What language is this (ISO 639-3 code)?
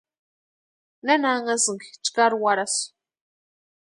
pua